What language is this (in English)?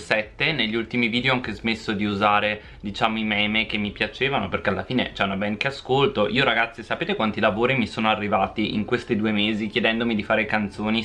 Italian